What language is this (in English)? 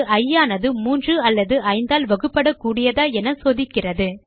Tamil